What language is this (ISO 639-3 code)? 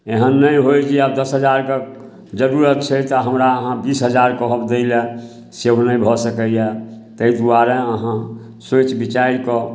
mai